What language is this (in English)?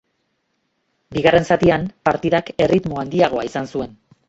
Basque